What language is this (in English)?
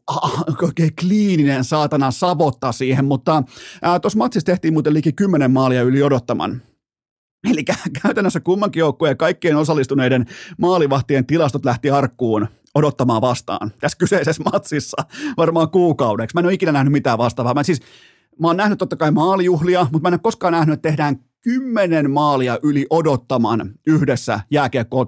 Finnish